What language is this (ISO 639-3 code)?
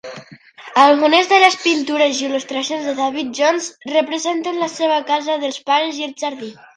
cat